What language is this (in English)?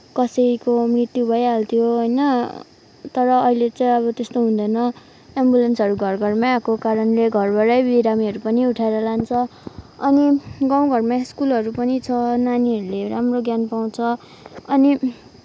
Nepali